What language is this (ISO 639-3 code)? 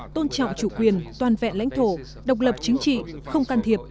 vie